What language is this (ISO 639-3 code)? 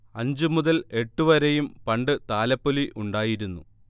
mal